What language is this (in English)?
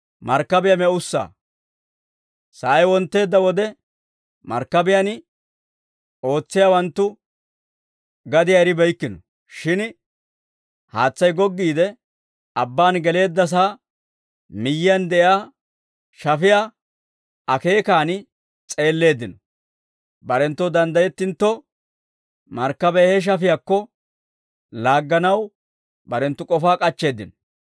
Dawro